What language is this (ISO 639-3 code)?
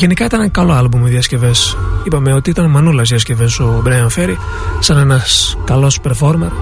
ell